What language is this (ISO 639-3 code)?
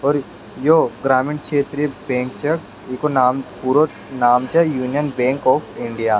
raj